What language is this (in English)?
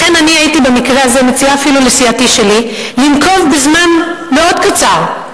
Hebrew